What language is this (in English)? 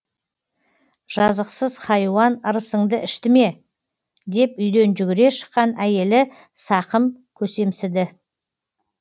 Kazakh